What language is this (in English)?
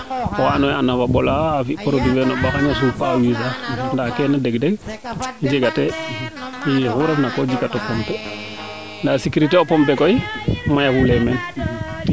Serer